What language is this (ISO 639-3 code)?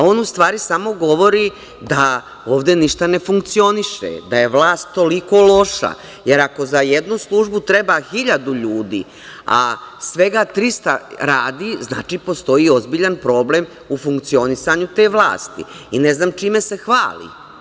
srp